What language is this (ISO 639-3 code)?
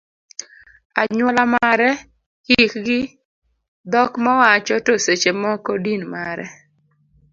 luo